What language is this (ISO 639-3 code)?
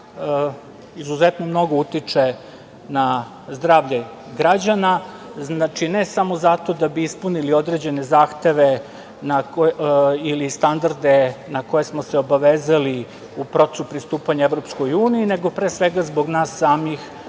srp